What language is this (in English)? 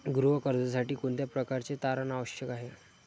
Marathi